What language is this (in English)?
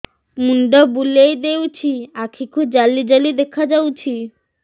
Odia